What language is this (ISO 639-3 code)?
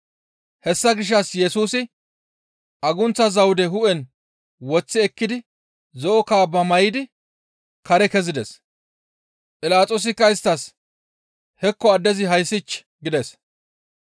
gmv